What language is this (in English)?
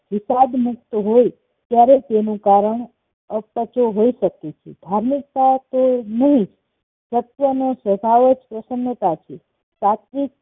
Gujarati